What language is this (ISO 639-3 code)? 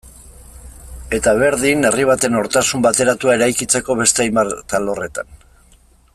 eus